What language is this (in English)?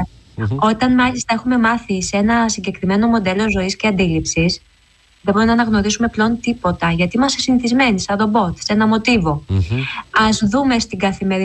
Greek